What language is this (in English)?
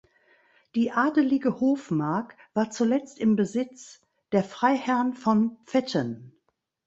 German